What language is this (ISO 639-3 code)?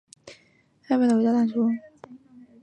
zho